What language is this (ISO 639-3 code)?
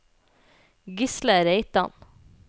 nor